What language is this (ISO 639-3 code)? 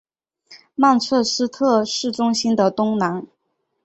zho